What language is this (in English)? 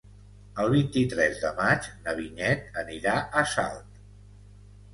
Catalan